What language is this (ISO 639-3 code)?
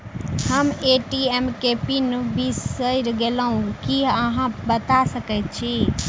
mai